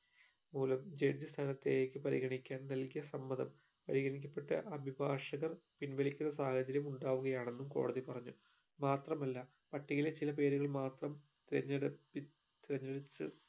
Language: Malayalam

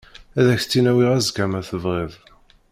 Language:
Kabyle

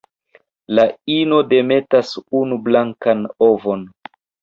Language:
Esperanto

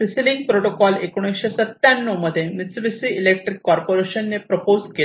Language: Marathi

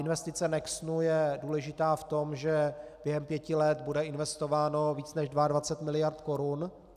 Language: Czech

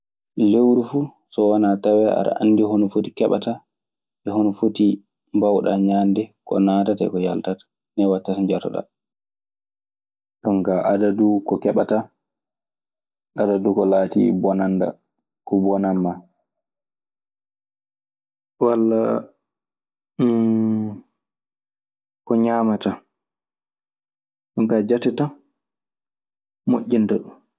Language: Maasina Fulfulde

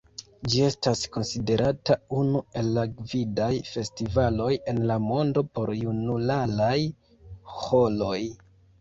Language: Esperanto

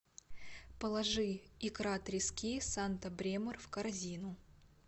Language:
Russian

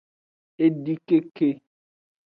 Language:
Aja (Benin)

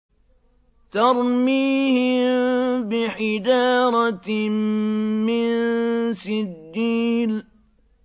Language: Arabic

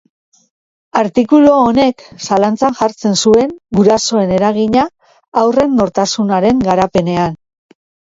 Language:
Basque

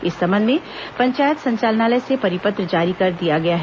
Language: Hindi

